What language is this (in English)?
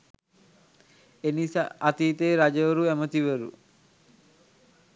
Sinhala